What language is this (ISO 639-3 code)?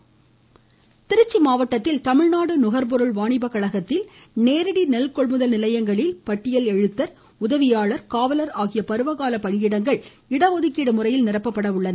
tam